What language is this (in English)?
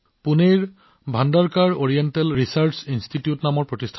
Assamese